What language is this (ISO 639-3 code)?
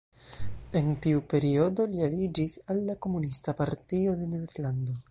epo